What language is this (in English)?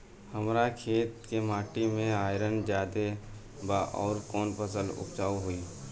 Bhojpuri